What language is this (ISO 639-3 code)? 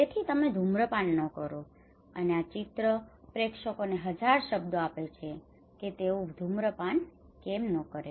guj